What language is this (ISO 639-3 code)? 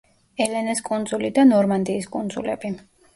kat